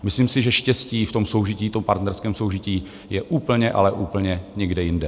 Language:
Czech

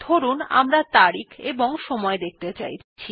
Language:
Bangla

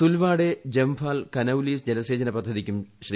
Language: Malayalam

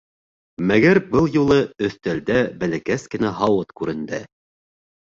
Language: Bashkir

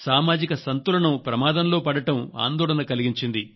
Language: Telugu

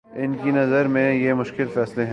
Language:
Urdu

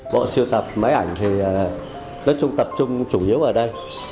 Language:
Vietnamese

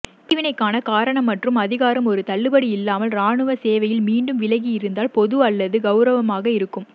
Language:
Tamil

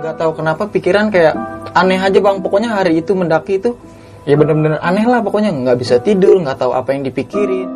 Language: Indonesian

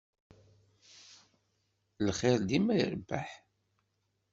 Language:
Kabyle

